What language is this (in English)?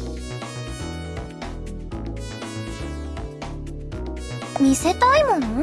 Japanese